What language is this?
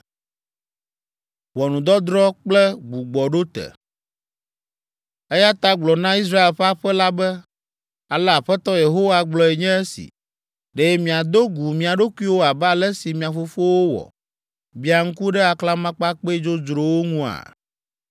Ewe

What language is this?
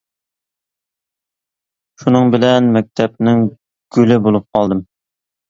Uyghur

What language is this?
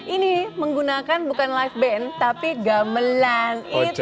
Indonesian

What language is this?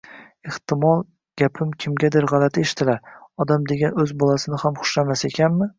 Uzbek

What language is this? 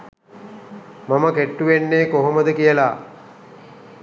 Sinhala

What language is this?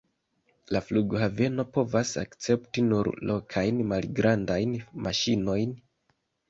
Esperanto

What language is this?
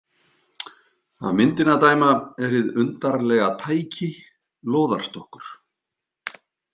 Icelandic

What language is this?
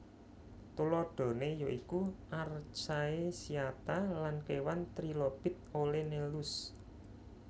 Javanese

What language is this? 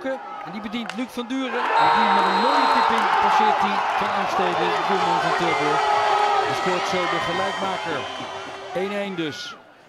Dutch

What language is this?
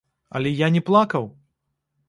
Belarusian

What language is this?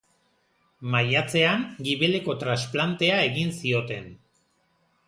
Basque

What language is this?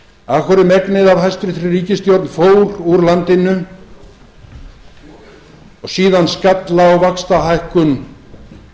Icelandic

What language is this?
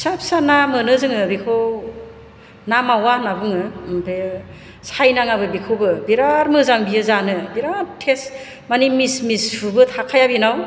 Bodo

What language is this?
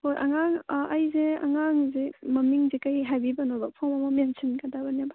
Manipuri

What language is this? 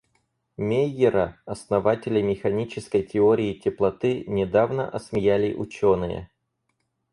Russian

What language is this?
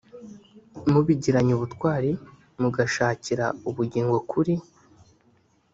Kinyarwanda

